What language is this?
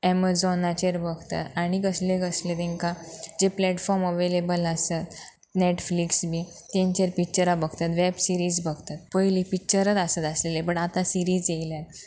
Konkani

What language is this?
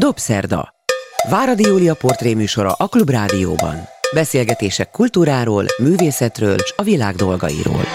Hungarian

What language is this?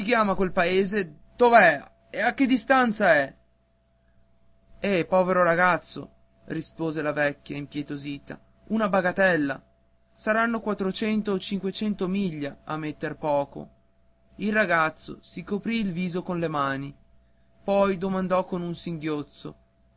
Italian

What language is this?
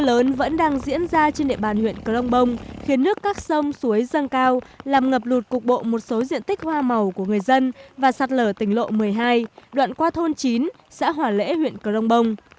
Vietnamese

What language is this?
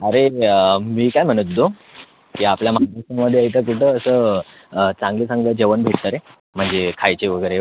Marathi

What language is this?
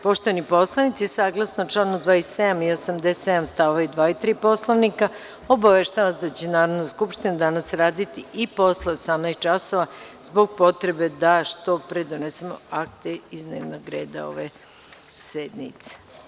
Serbian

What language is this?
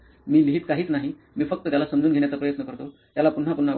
Marathi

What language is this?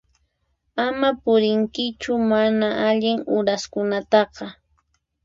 Puno Quechua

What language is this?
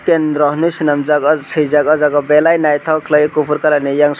Kok Borok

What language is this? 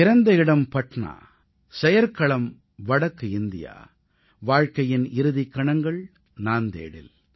Tamil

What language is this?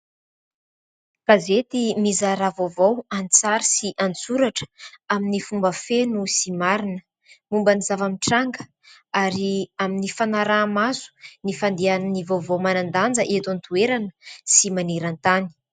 Malagasy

